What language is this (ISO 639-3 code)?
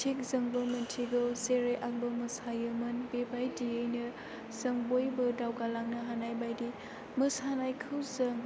brx